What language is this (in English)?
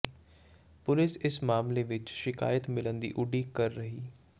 Punjabi